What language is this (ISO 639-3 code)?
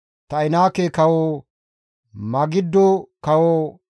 gmv